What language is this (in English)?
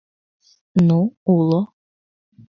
Mari